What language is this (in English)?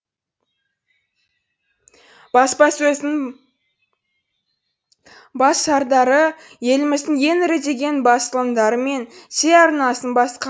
Kazakh